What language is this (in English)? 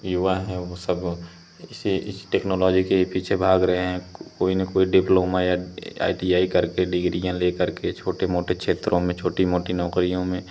Hindi